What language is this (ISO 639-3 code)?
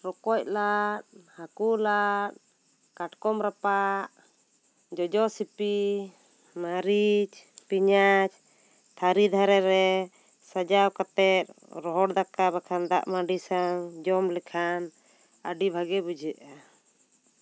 sat